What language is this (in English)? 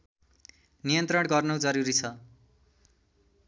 Nepali